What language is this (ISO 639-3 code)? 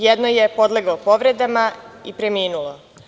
srp